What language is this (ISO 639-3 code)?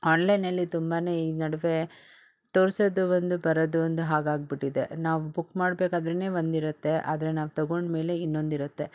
kan